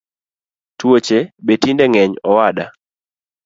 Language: Luo (Kenya and Tanzania)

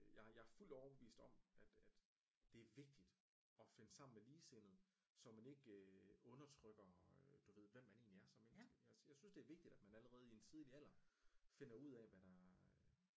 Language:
Danish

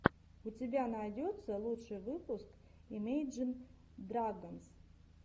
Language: Russian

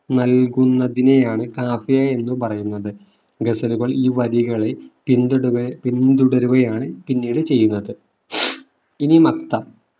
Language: Malayalam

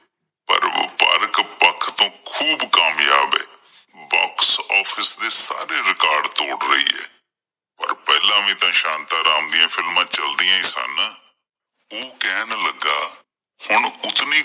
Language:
Punjabi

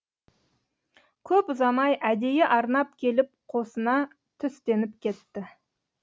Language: Kazakh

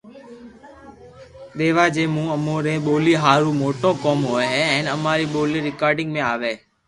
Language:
Loarki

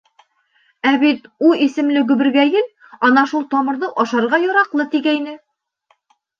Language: Bashkir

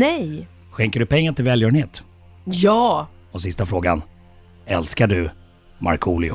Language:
Swedish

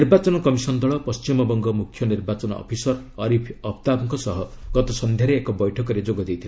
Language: Odia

